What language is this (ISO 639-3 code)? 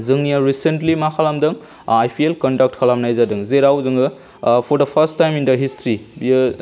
brx